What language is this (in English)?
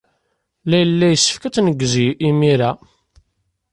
Kabyle